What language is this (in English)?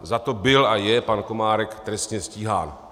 Czech